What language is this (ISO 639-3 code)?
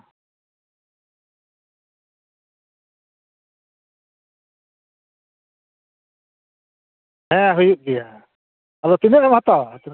sat